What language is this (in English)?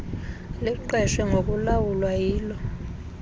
Xhosa